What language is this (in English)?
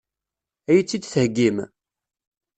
Kabyle